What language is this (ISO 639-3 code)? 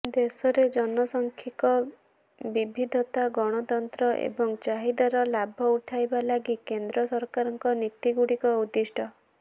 ori